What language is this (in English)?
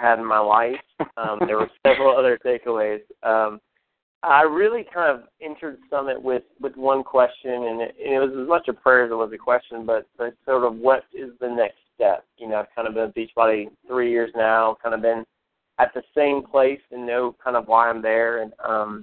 English